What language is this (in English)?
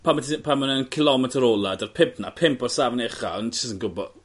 Welsh